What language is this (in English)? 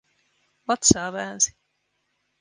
Finnish